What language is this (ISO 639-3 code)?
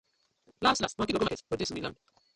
pcm